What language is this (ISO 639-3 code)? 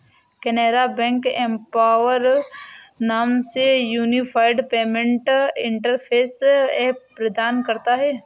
hin